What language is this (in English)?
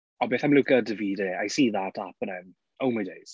Welsh